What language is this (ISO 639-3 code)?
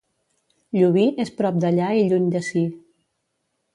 cat